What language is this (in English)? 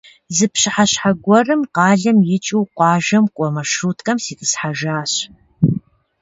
Kabardian